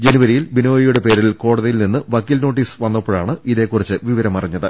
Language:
Malayalam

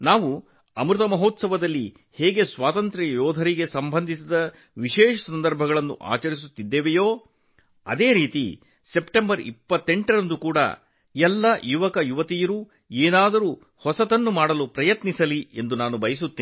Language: Kannada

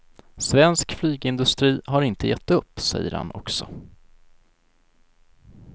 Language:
Swedish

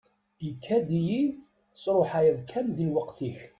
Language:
Kabyle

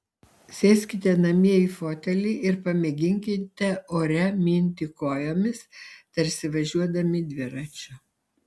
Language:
Lithuanian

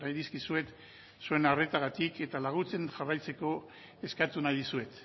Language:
Basque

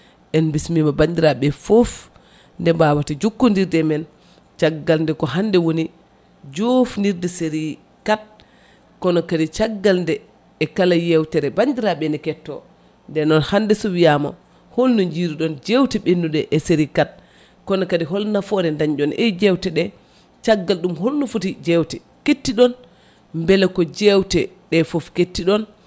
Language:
Fula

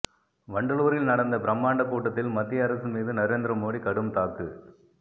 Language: Tamil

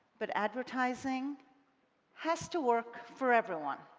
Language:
English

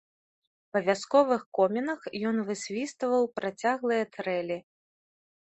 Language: Belarusian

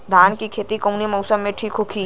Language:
Bhojpuri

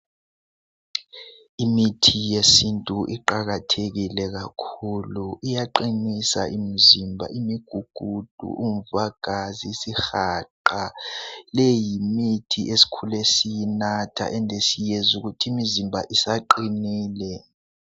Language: North Ndebele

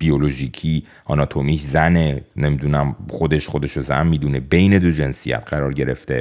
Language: Persian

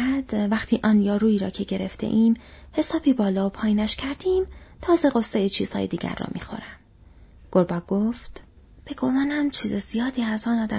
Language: Persian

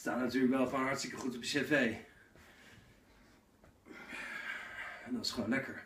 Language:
Dutch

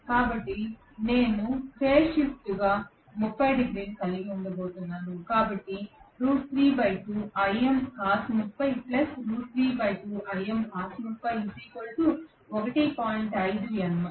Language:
Telugu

